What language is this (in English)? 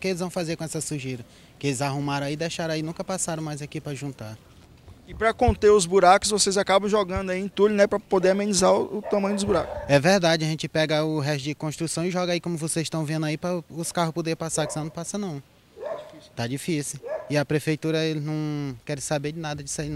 Portuguese